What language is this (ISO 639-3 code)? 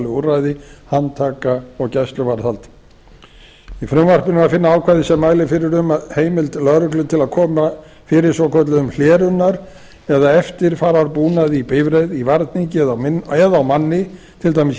isl